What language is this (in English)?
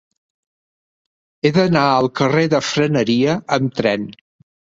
Catalan